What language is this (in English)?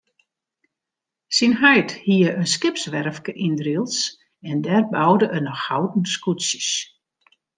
Western Frisian